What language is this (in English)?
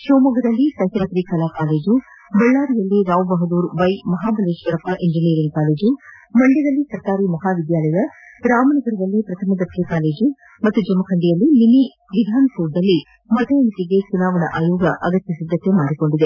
Kannada